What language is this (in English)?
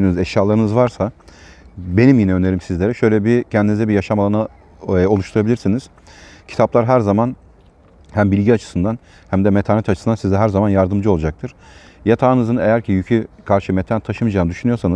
Turkish